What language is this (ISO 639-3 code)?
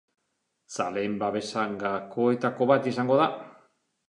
eus